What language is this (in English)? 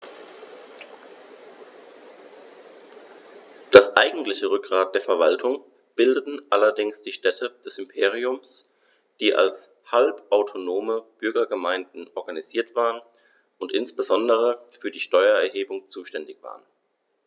German